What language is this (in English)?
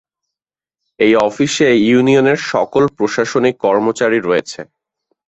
Bangla